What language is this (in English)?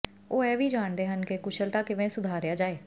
Punjabi